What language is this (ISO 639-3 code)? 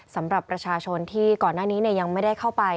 tha